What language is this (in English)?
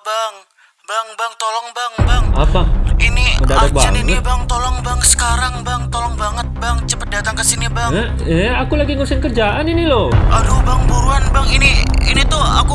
Indonesian